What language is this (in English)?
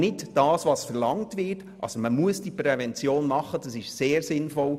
Swiss German